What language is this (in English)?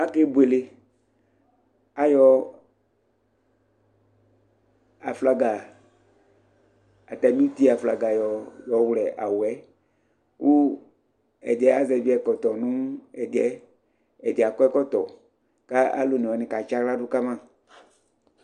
Ikposo